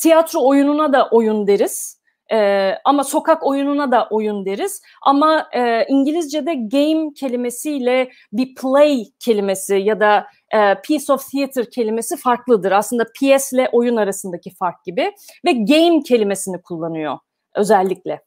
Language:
Turkish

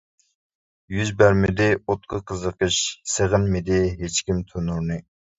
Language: Uyghur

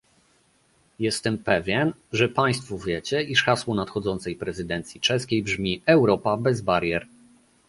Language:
Polish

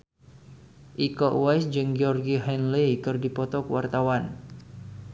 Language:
Sundanese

